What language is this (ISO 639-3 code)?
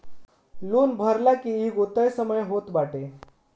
bho